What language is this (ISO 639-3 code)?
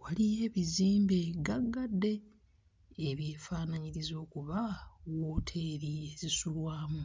lug